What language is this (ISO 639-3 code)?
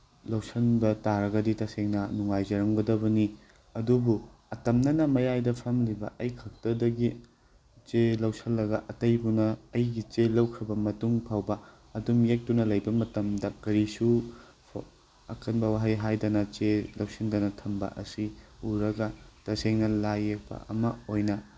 mni